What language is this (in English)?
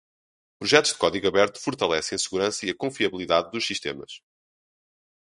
Portuguese